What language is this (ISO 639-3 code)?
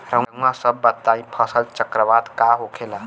bho